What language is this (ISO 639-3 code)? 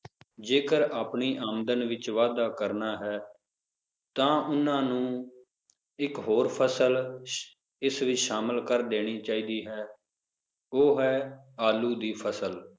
pan